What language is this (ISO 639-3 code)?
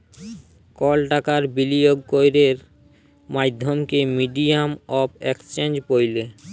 ben